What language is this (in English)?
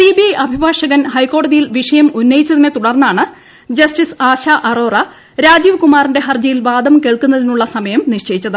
Malayalam